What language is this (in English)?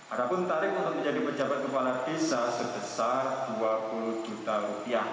Indonesian